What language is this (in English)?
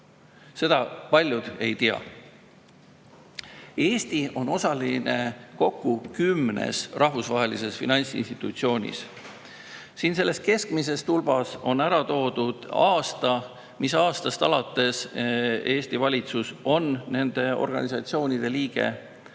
Estonian